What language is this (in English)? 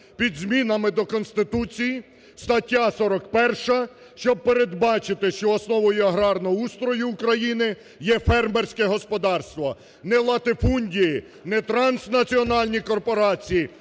Ukrainian